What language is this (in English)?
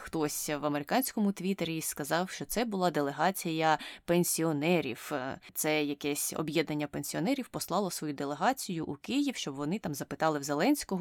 Ukrainian